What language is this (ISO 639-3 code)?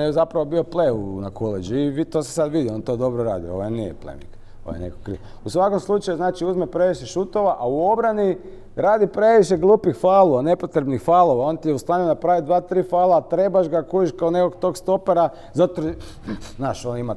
hrv